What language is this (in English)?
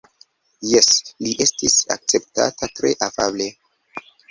Esperanto